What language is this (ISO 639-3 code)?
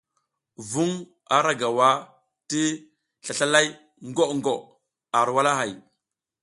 giz